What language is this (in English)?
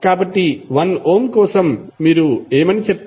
Telugu